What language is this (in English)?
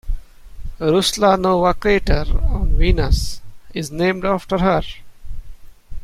English